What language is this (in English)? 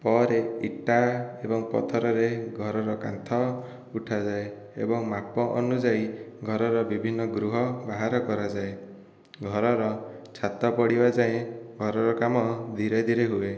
Odia